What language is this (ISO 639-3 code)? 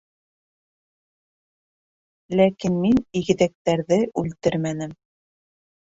bak